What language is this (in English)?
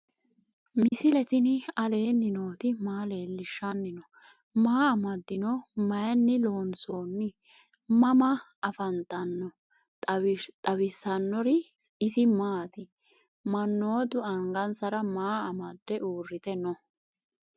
Sidamo